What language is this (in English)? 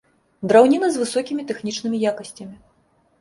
Belarusian